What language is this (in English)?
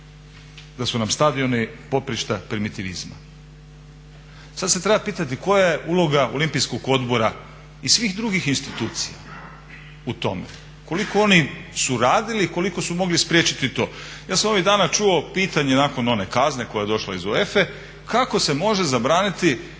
Croatian